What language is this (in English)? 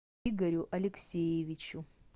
Russian